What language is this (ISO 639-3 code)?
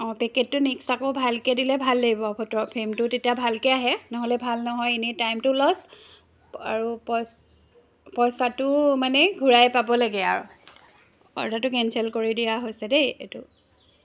asm